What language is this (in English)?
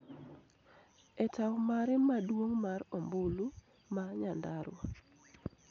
Luo (Kenya and Tanzania)